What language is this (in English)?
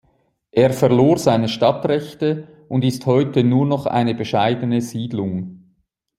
German